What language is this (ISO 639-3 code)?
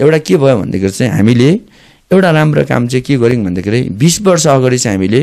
ron